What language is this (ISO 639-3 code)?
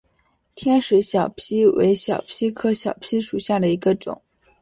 zho